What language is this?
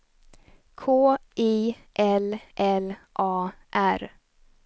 Swedish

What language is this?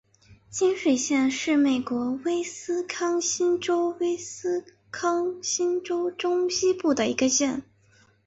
Chinese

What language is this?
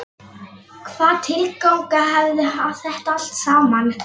Icelandic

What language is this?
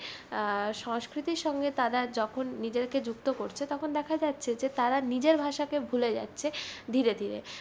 Bangla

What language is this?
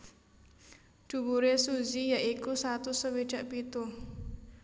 Javanese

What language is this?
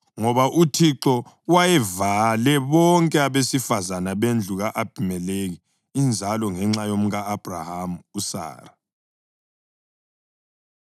North Ndebele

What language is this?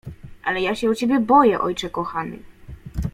Polish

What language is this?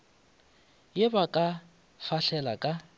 Northern Sotho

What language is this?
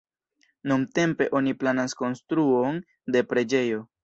Esperanto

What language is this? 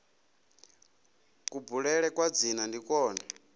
Venda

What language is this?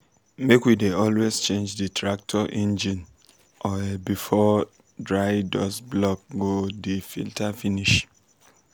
Nigerian Pidgin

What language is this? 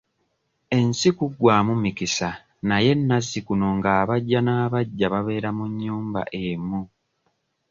Ganda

